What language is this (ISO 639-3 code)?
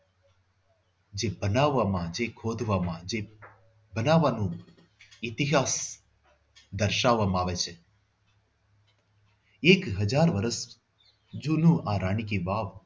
guj